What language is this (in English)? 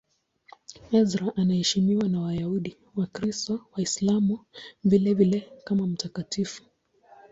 Swahili